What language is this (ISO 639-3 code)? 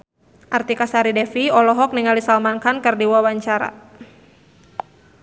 sun